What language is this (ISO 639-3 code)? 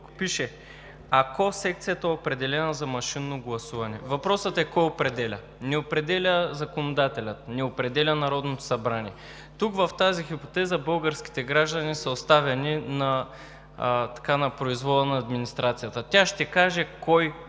bul